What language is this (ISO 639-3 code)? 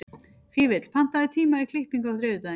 isl